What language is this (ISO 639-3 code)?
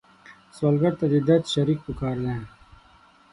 pus